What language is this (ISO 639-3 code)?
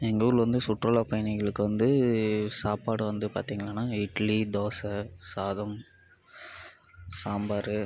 tam